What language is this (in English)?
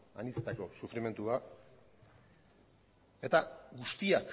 Basque